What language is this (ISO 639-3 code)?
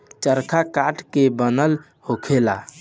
bho